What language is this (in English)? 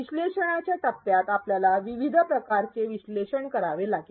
Marathi